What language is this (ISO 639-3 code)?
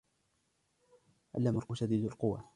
ara